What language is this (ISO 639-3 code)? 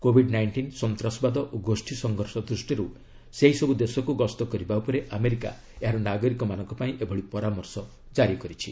ori